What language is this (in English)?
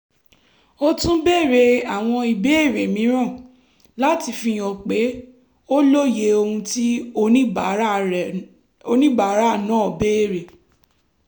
Yoruba